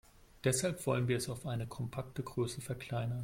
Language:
German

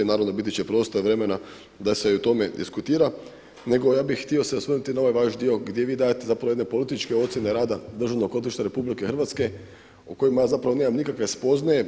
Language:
Croatian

